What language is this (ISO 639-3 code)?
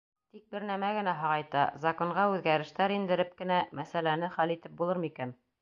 bak